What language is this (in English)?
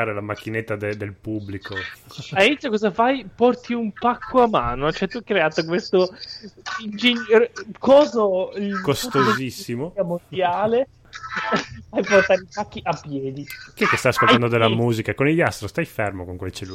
Italian